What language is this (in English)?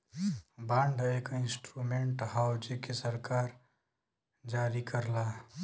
Bhojpuri